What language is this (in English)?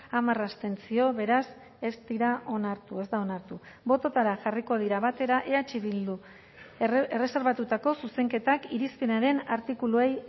Basque